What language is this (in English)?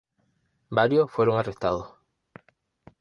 Spanish